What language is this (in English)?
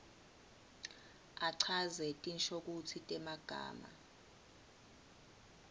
Swati